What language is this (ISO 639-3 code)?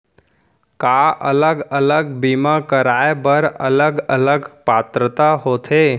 hne